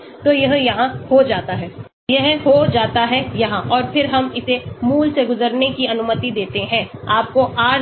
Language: Hindi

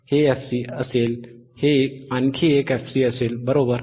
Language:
Marathi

